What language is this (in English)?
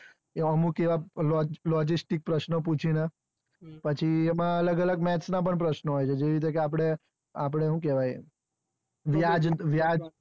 Gujarati